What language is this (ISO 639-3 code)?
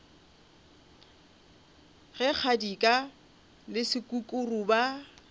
nso